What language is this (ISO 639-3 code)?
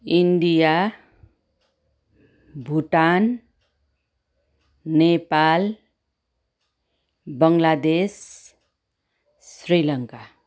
nep